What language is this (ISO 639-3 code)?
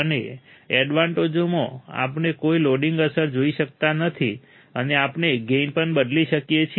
guj